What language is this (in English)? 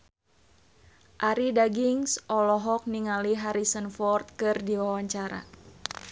Sundanese